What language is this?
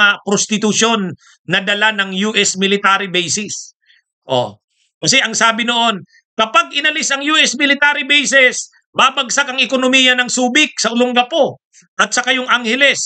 Filipino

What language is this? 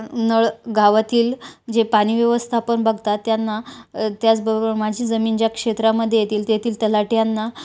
Marathi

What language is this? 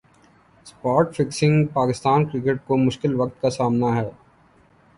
Urdu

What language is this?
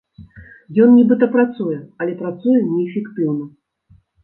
Belarusian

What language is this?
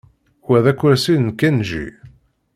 Kabyle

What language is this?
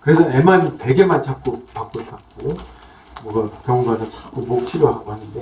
Korean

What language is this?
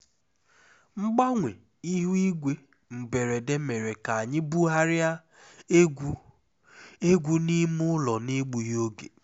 Igbo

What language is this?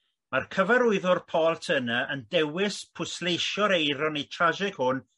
Welsh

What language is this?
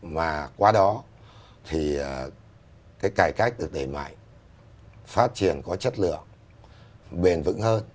Vietnamese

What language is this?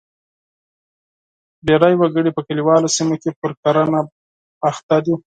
Pashto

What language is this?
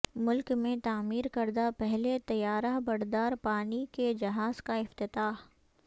Urdu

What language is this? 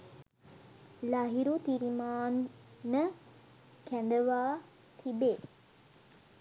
Sinhala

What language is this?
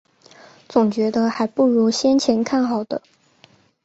Chinese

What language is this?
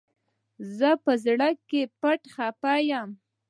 Pashto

